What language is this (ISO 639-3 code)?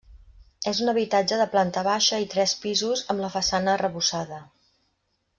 cat